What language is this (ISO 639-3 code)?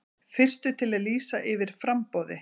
isl